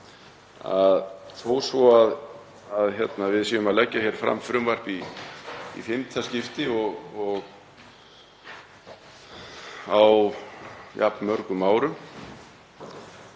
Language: Icelandic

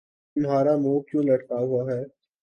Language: Urdu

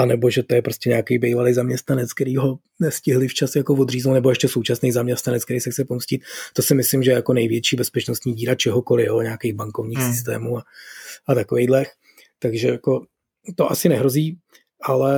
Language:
Czech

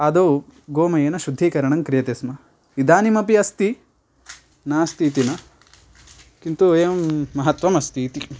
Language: Sanskrit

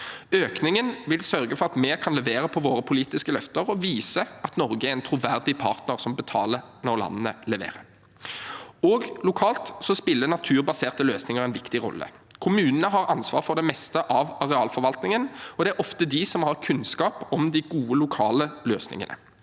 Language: Norwegian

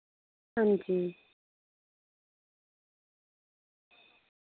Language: Dogri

